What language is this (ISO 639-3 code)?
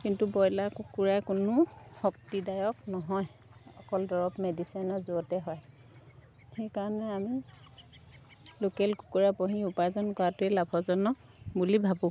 asm